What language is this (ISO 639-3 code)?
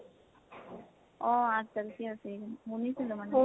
asm